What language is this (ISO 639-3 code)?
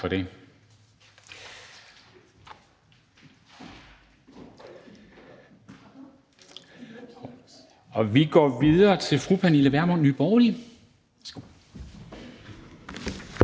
dan